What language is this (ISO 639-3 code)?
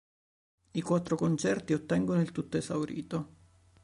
ita